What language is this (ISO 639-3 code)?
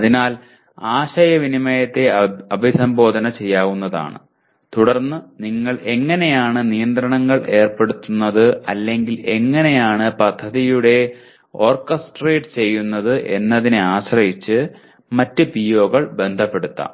mal